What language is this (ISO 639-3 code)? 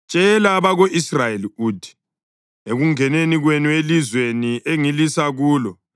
nde